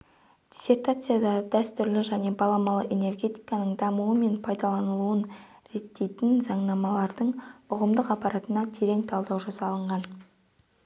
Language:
Kazakh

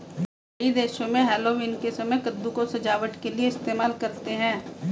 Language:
Hindi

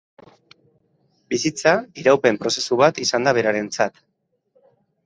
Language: Basque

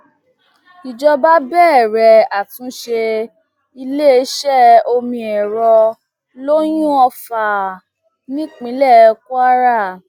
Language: Yoruba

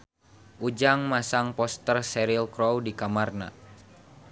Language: Sundanese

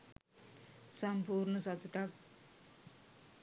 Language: Sinhala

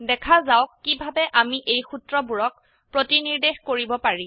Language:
Assamese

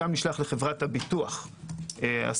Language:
Hebrew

